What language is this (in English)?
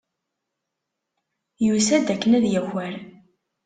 Kabyle